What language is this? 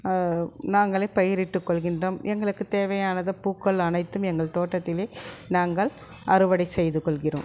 Tamil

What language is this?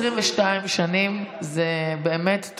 Hebrew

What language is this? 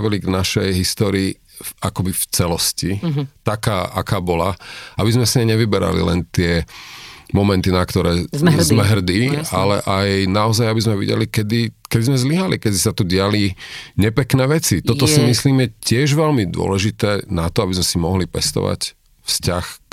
Slovak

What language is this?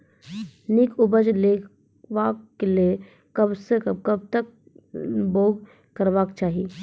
Maithili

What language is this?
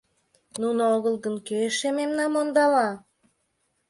Mari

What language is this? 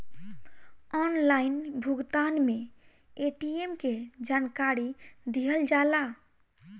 Bhojpuri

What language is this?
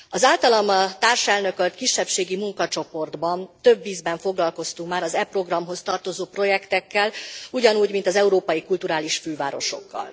Hungarian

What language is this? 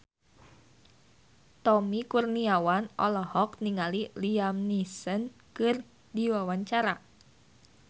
Sundanese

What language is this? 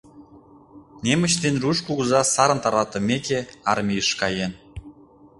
Mari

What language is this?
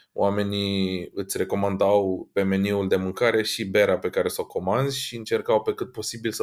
Romanian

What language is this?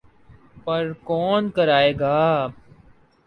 Urdu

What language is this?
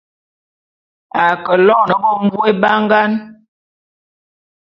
Bulu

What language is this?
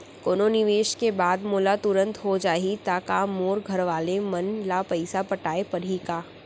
Chhattisgarhi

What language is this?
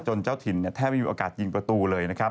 Thai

